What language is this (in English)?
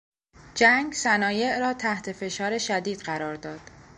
Persian